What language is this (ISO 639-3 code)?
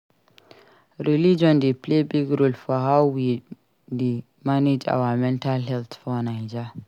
pcm